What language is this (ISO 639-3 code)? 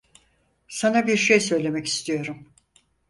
tur